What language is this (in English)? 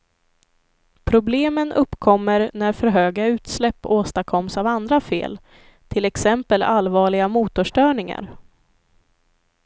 Swedish